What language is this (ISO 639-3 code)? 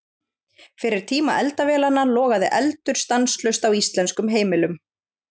isl